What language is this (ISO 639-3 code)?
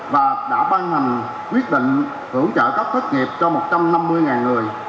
vie